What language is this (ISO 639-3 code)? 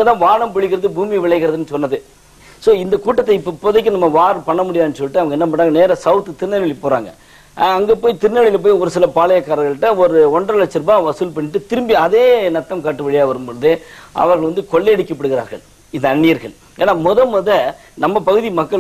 tam